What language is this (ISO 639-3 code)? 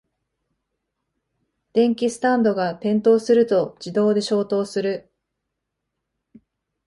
jpn